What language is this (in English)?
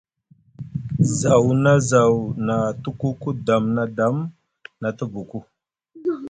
Musgu